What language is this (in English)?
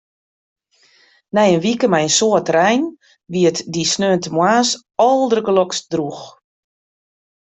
Western Frisian